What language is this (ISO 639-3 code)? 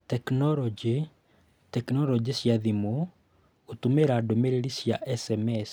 kik